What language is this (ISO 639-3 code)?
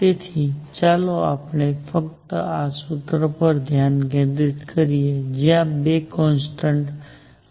guj